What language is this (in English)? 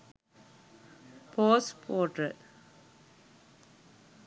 Sinhala